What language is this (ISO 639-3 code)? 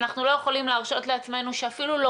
heb